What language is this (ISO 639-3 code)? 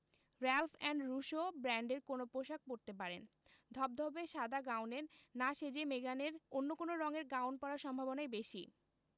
ben